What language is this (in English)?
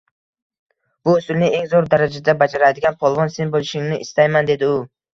Uzbek